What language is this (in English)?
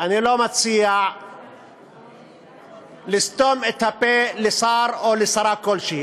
Hebrew